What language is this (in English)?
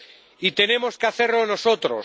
Spanish